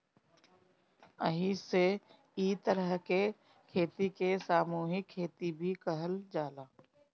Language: Bhojpuri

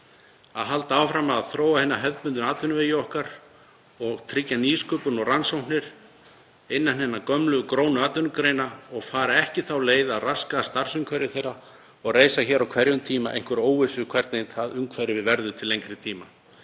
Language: Icelandic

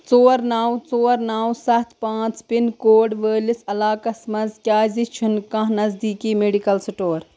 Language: Kashmiri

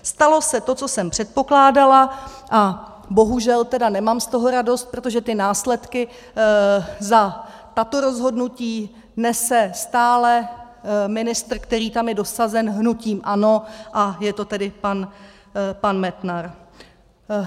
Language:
Czech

